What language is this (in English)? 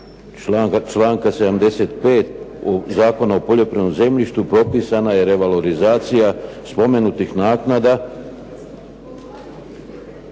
Croatian